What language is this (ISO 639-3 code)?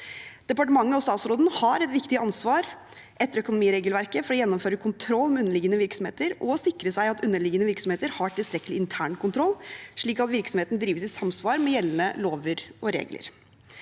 nor